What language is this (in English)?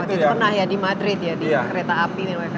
Indonesian